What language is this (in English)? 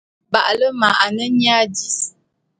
Bulu